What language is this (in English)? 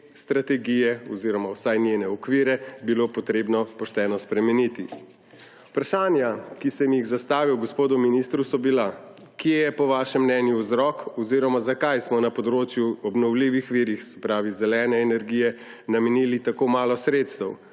Slovenian